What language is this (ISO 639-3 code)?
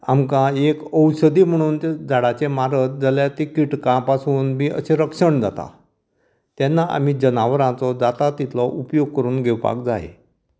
kok